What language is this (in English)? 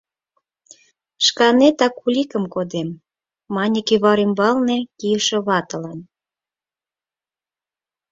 Mari